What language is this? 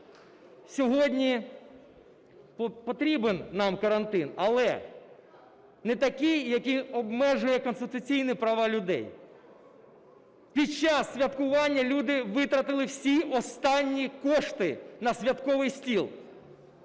Ukrainian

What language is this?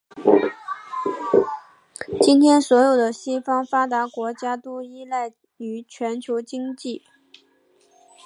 Chinese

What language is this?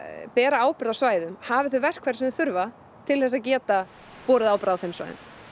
Icelandic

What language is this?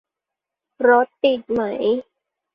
Thai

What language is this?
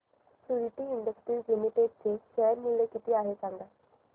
Marathi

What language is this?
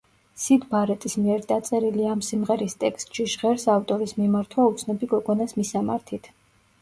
Georgian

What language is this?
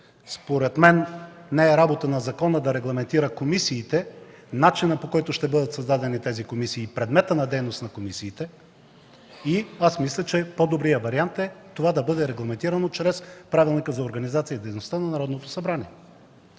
Bulgarian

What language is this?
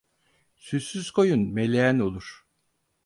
Turkish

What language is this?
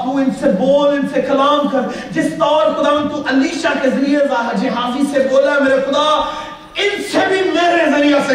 Urdu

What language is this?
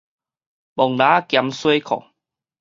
Min Nan Chinese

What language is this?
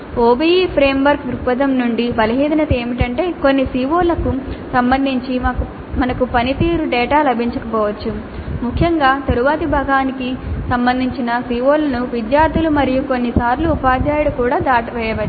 Telugu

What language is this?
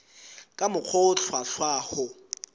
Southern Sotho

